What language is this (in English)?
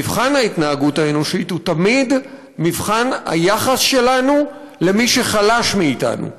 Hebrew